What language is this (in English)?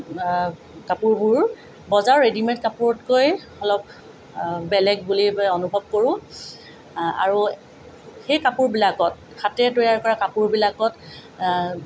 Assamese